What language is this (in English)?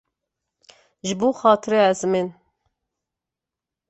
Kurdish